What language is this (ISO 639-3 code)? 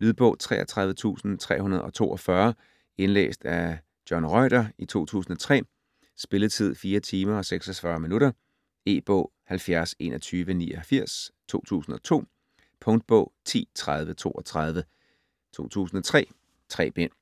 dan